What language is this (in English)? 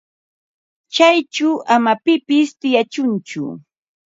Ambo-Pasco Quechua